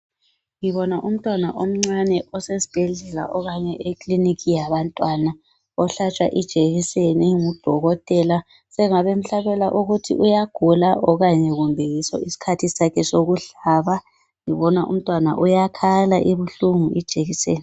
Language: North Ndebele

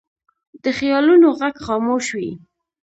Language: Pashto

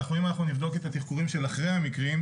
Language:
Hebrew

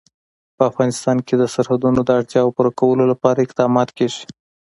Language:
Pashto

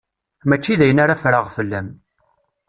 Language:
Kabyle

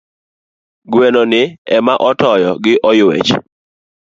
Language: Luo (Kenya and Tanzania)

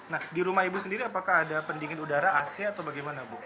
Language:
Indonesian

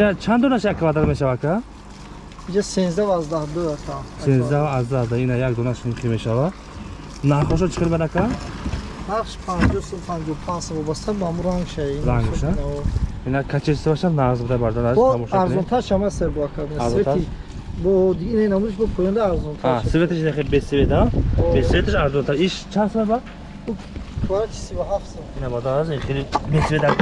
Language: Turkish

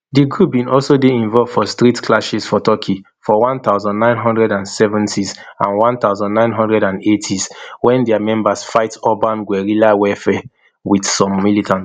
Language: Nigerian Pidgin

